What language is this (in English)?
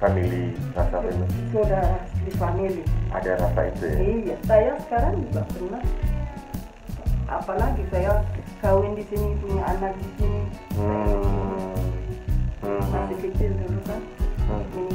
Indonesian